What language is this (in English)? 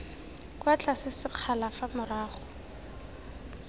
Tswana